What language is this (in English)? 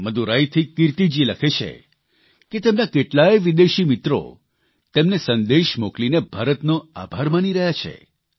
Gujarati